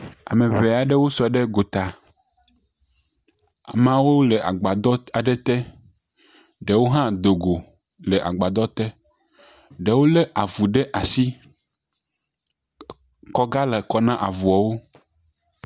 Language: Ewe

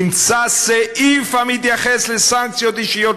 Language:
Hebrew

